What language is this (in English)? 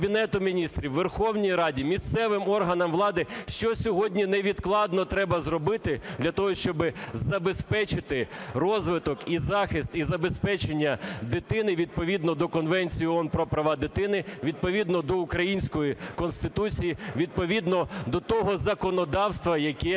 Ukrainian